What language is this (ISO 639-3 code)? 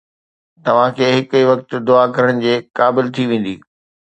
snd